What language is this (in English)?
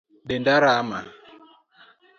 Luo (Kenya and Tanzania)